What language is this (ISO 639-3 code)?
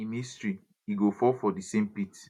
pcm